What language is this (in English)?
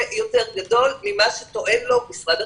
Hebrew